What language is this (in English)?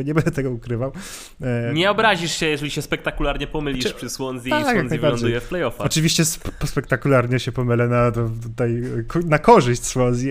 Polish